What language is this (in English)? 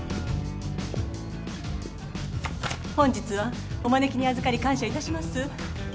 Japanese